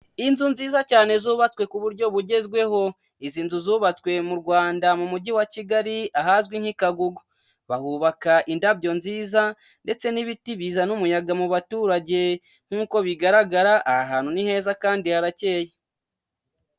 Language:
Kinyarwanda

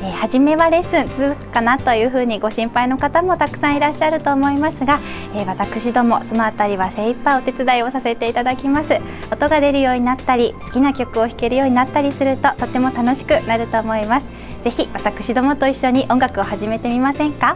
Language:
Japanese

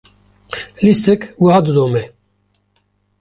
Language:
Kurdish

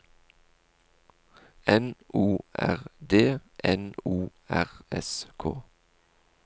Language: Norwegian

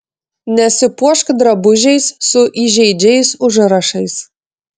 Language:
Lithuanian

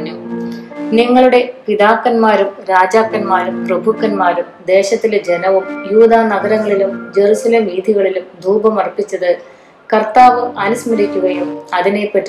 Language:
Malayalam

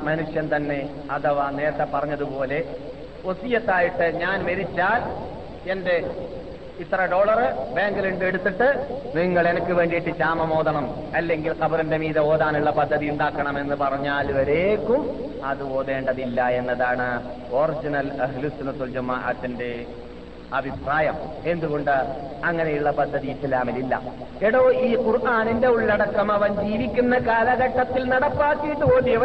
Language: Malayalam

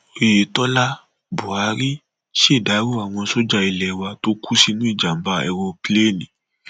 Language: Yoruba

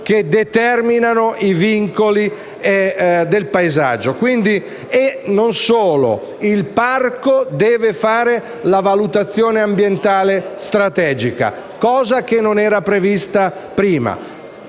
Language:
Italian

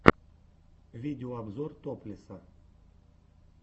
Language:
Russian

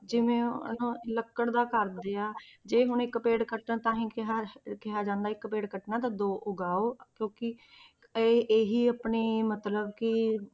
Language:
Punjabi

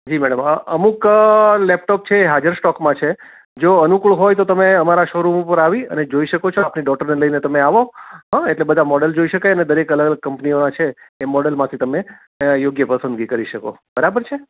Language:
Gujarati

